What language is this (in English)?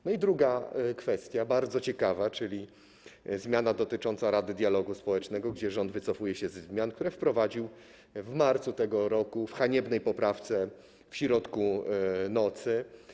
Polish